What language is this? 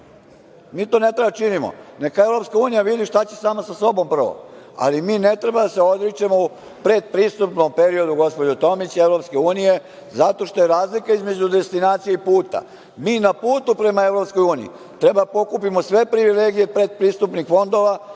Serbian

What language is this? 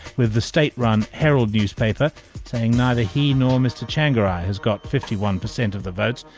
English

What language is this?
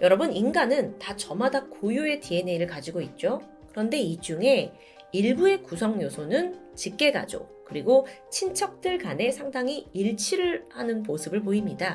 Korean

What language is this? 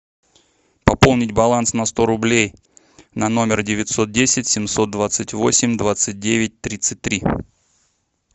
Russian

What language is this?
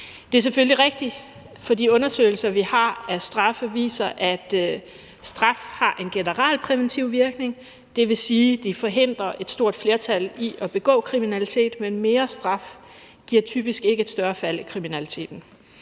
Danish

